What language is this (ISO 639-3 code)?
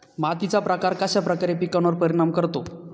mar